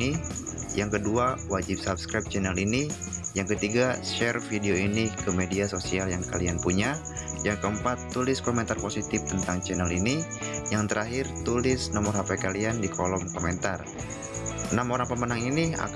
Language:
Indonesian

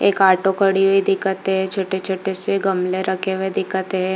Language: Hindi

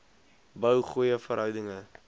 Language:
Afrikaans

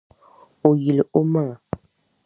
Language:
Dagbani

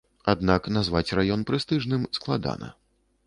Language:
Belarusian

